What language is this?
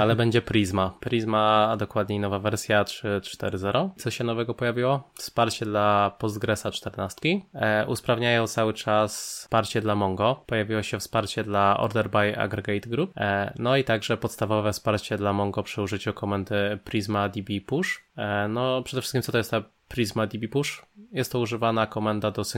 Polish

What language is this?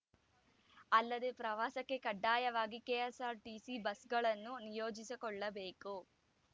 Kannada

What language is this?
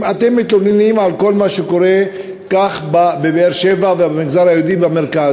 Hebrew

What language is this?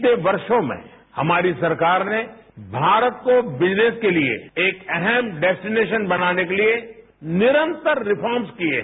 Hindi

